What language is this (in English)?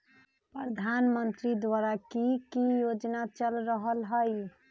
Magahi